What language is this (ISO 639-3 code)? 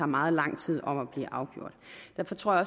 dan